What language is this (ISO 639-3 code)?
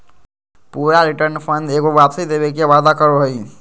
mag